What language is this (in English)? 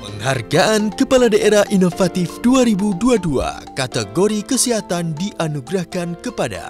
Indonesian